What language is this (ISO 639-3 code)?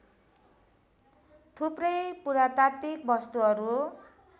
nep